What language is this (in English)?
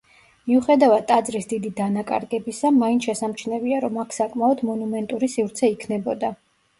Georgian